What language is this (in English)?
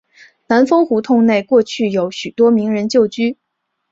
Chinese